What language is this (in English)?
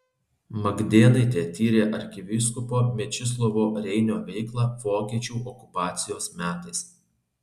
Lithuanian